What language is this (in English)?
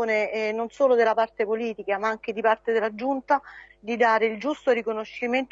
Italian